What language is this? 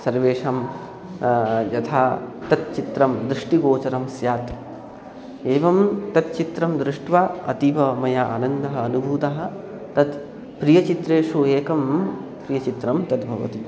Sanskrit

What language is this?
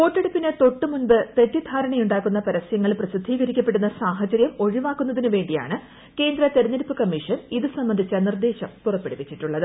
Malayalam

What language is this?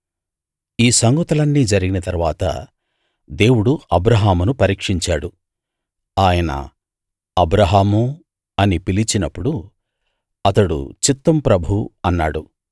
Telugu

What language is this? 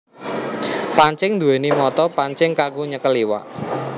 Javanese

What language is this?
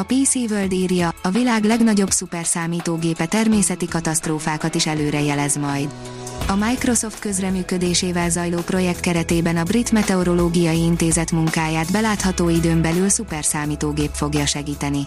Hungarian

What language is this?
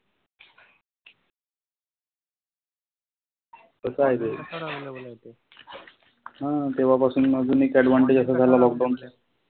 Marathi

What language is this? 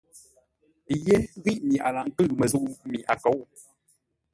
Ngombale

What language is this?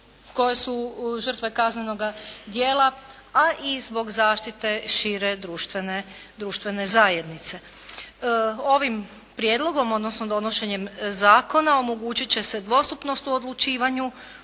Croatian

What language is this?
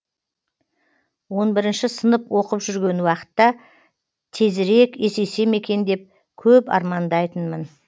Kazakh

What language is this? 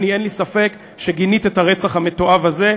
Hebrew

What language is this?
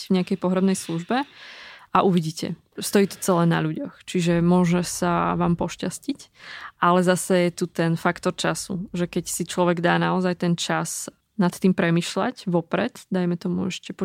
Slovak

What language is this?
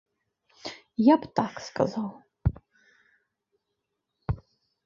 Belarusian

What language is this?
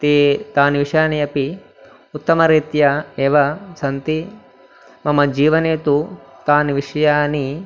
Sanskrit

